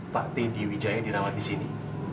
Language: Indonesian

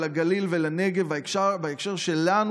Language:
Hebrew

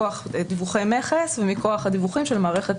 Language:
Hebrew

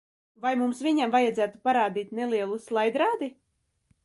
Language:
Latvian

